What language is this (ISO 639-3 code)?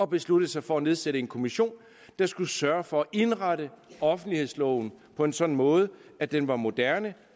dan